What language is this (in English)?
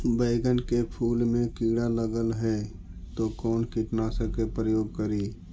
Magahi